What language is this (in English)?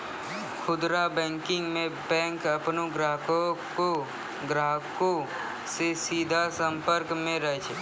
Maithili